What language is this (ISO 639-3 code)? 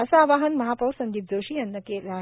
mar